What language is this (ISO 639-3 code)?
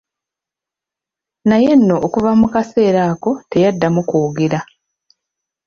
lug